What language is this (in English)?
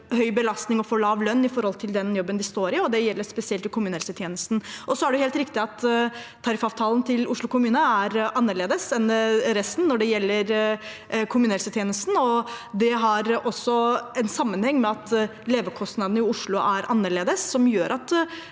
Norwegian